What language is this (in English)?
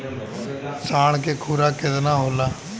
Bhojpuri